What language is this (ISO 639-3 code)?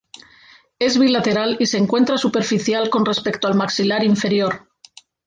spa